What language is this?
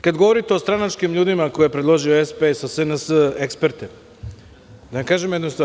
Serbian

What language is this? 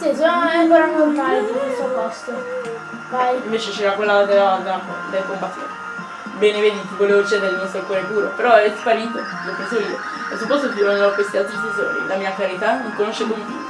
Italian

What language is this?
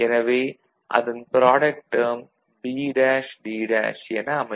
Tamil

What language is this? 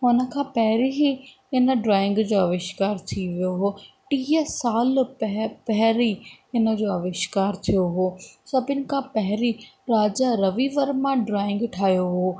Sindhi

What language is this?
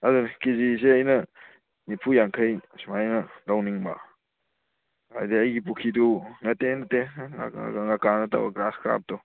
Manipuri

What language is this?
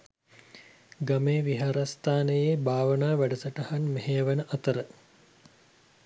Sinhala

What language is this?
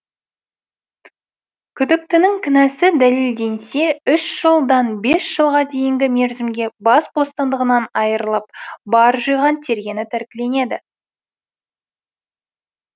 Kazakh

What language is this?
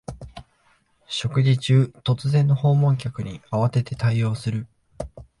Japanese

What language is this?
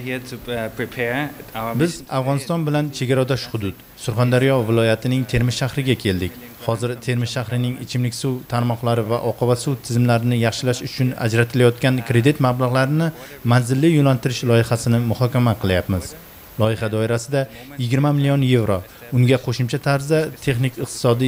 Turkish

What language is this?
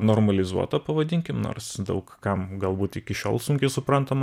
Lithuanian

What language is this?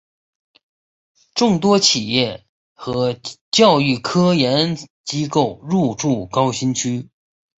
Chinese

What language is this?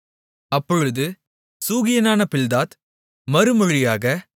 Tamil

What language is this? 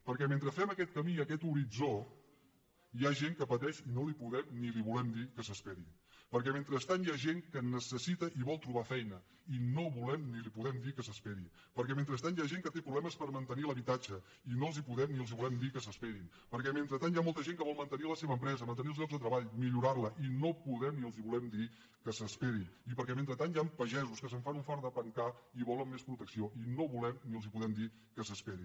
Catalan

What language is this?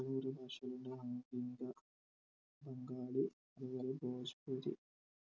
Malayalam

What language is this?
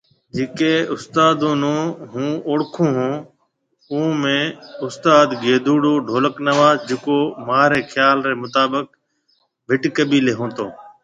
Marwari (Pakistan)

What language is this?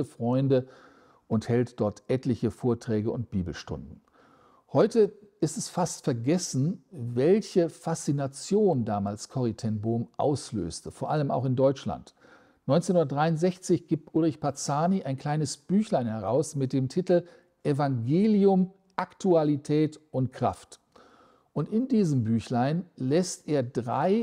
German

